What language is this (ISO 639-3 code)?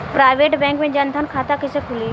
bho